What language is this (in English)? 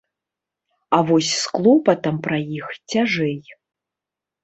Belarusian